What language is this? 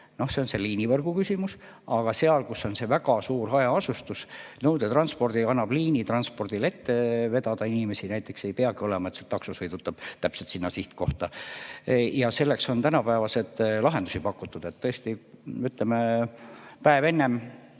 Estonian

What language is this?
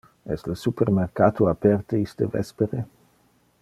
Interlingua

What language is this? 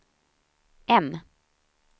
Swedish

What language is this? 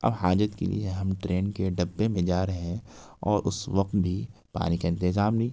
Urdu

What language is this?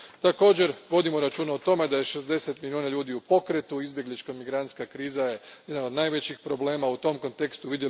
Croatian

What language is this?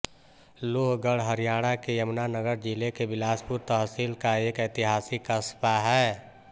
Hindi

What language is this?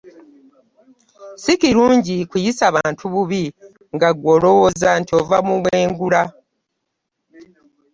Ganda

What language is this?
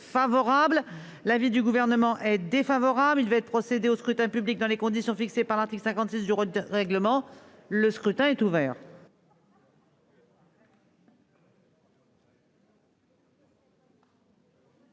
French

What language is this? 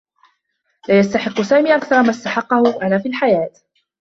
Arabic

